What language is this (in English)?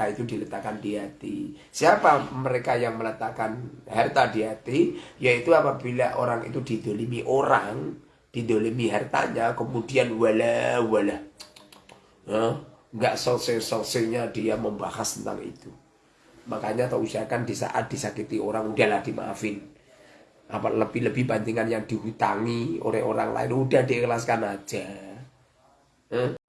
Indonesian